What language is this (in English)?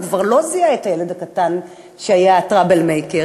Hebrew